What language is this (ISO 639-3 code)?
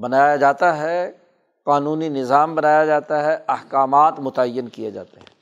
urd